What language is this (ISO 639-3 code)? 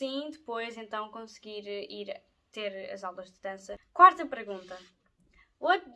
por